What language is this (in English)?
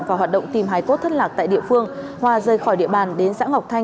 Vietnamese